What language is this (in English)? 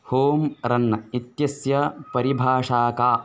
Sanskrit